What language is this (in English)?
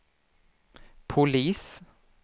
Swedish